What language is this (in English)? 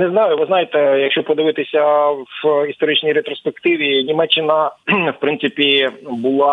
Ukrainian